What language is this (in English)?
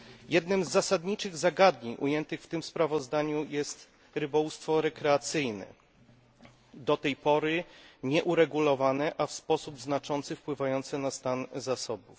Polish